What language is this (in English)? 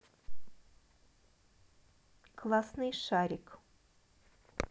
Russian